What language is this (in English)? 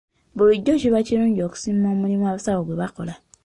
Ganda